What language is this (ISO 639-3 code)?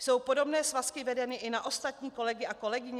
ces